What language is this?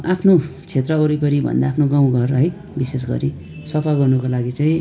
Nepali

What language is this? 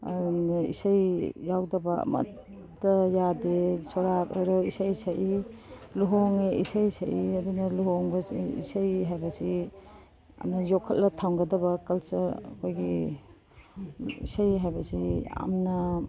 Manipuri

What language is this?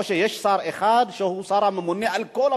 Hebrew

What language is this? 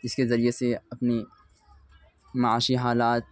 Urdu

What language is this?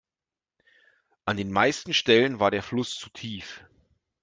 German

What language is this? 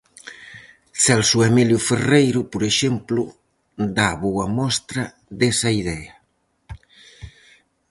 Galician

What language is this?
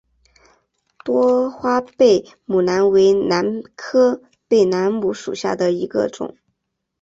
Chinese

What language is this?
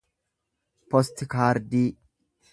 Oromo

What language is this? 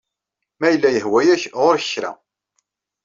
Kabyle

